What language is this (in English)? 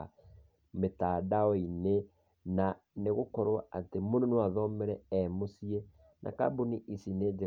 Kikuyu